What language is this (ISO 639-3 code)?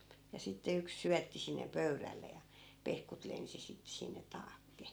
fin